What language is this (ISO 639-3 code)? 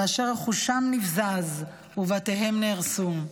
heb